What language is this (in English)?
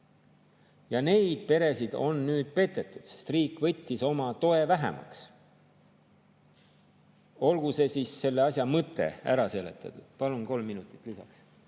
Estonian